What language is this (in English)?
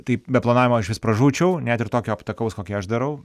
Lithuanian